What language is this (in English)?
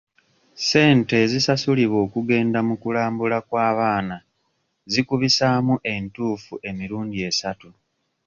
Ganda